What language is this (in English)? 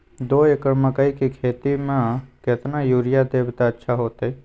Magahi